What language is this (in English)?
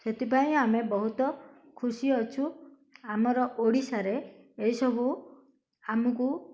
Odia